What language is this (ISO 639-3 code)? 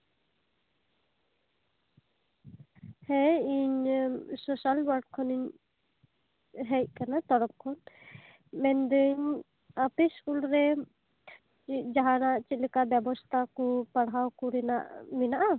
sat